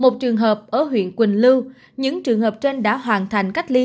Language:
Vietnamese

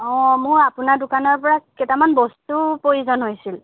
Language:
Assamese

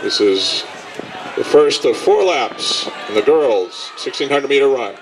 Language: English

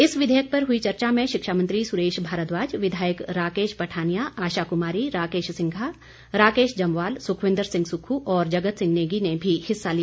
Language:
Hindi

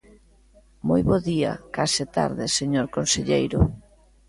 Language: Galician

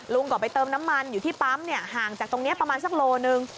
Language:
Thai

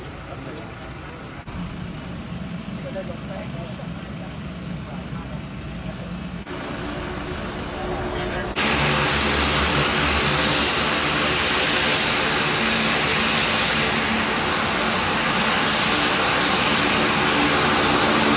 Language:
Thai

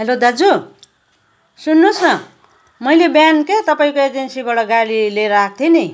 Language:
Nepali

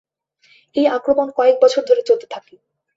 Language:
Bangla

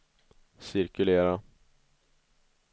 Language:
Swedish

